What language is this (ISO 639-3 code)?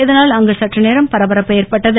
tam